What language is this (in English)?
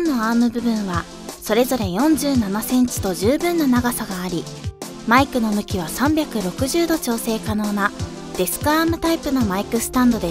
Japanese